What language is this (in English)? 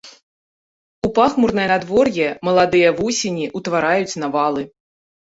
Belarusian